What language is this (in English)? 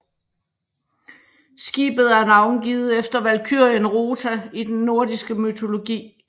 Danish